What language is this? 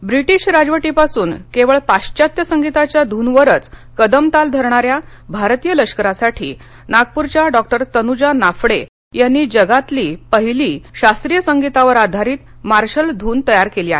Marathi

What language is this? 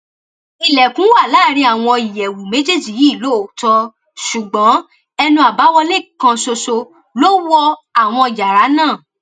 Yoruba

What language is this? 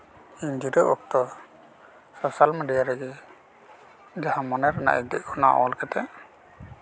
Santali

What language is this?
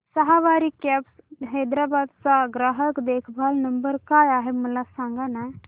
Marathi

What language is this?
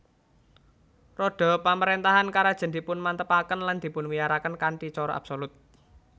Javanese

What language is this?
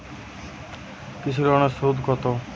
Bangla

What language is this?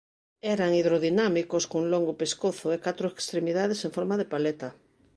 Galician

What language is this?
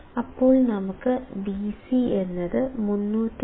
Malayalam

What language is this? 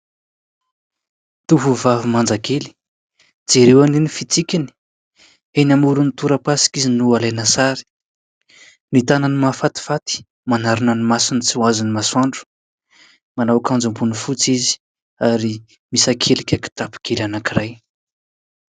Malagasy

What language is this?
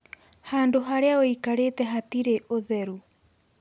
Kikuyu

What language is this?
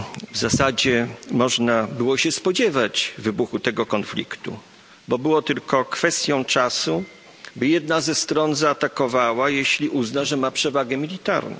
Polish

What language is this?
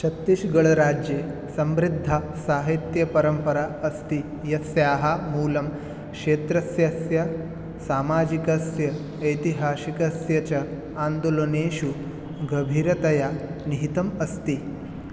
Sanskrit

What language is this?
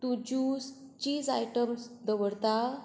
Konkani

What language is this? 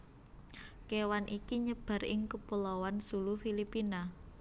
Javanese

